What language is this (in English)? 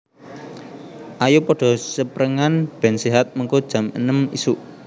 Javanese